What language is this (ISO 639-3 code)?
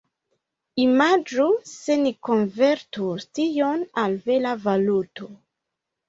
epo